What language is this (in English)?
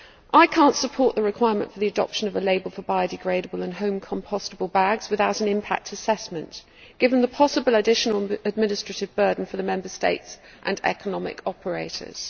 English